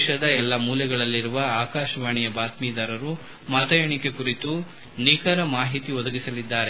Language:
Kannada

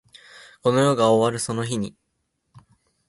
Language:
Japanese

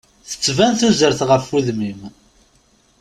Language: Kabyle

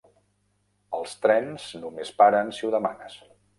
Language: Catalan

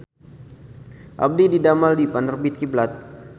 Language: Sundanese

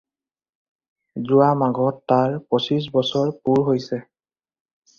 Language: Assamese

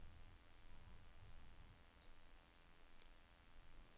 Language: Norwegian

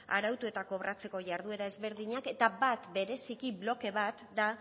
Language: Basque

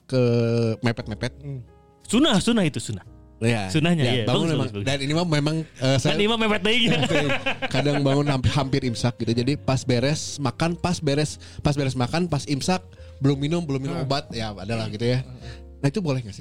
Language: Indonesian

